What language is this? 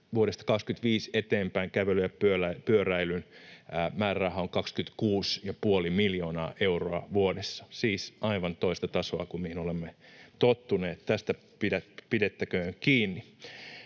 Finnish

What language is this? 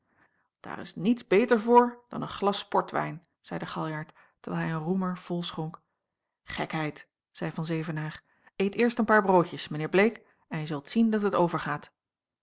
Dutch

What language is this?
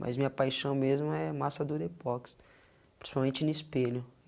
Portuguese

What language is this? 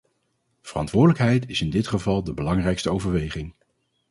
Dutch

